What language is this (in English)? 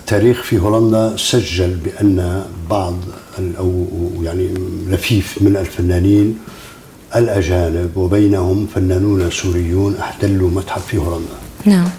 Arabic